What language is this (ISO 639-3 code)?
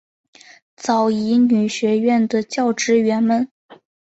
zho